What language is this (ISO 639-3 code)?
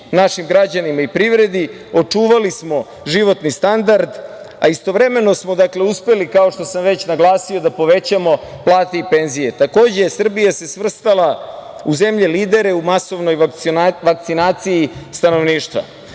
srp